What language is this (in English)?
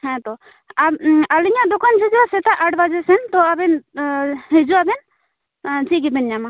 Santali